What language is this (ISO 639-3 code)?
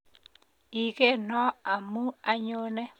kln